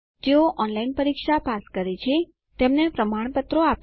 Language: Gujarati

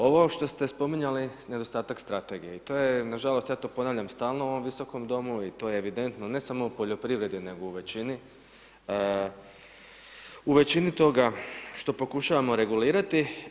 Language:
Croatian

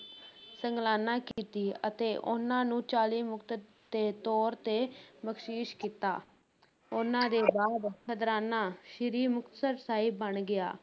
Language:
Punjabi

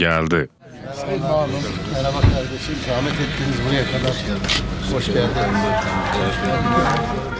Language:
Turkish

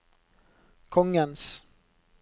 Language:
Norwegian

